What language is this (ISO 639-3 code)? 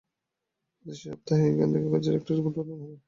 ben